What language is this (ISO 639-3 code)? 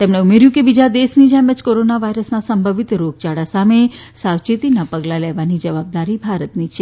guj